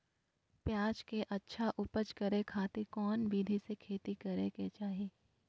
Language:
Magahi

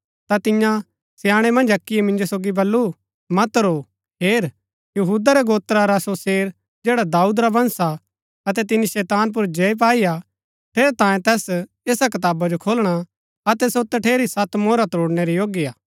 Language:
Gaddi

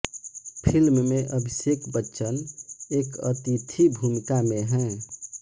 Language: Hindi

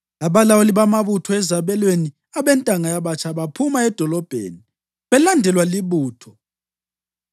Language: North Ndebele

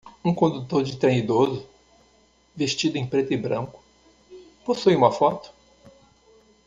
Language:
Portuguese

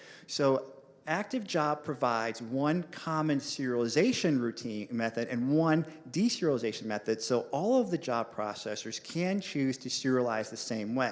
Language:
English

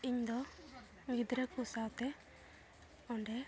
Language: Santali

